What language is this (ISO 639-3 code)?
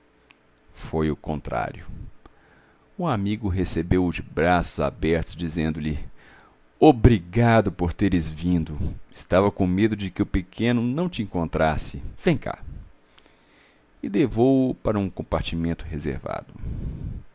por